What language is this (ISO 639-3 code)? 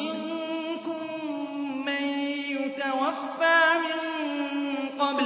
ara